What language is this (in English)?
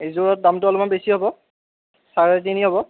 Assamese